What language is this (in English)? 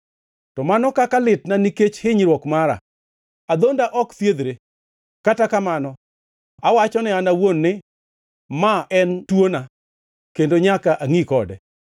Luo (Kenya and Tanzania)